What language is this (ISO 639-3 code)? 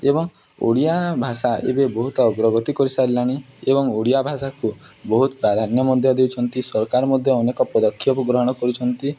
ori